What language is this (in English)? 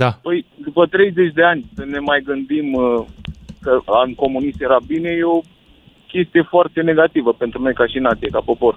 Romanian